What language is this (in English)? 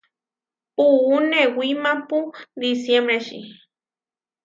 Huarijio